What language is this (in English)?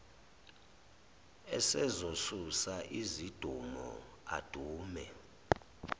Zulu